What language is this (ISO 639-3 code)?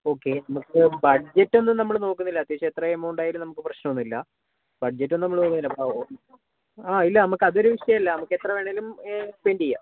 mal